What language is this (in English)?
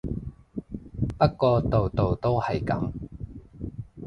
Cantonese